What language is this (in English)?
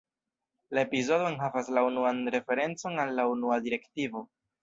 Esperanto